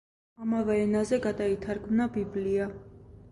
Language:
Georgian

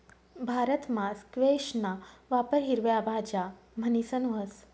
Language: Marathi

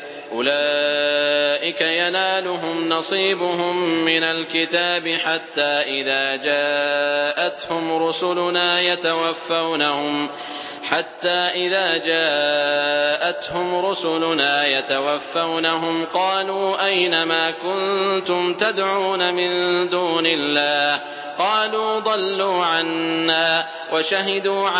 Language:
Arabic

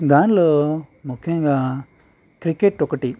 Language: Telugu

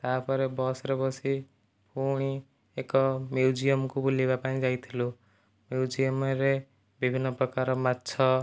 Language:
Odia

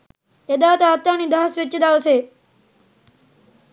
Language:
Sinhala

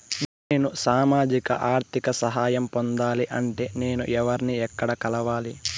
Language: Telugu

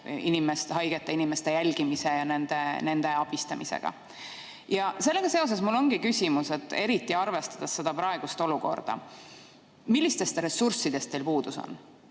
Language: Estonian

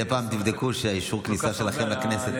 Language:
Hebrew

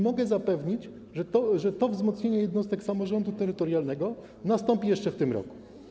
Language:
Polish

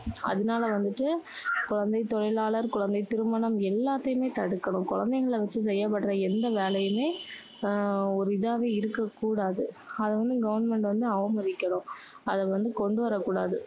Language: Tamil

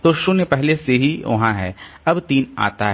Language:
Hindi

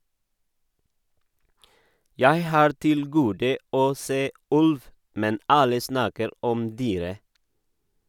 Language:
Norwegian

